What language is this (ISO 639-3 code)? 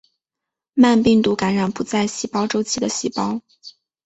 zho